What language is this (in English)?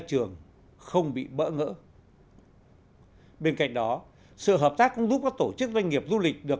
Vietnamese